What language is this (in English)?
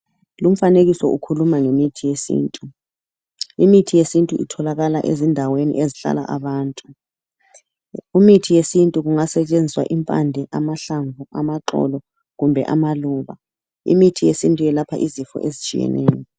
North Ndebele